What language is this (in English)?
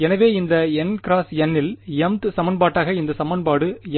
Tamil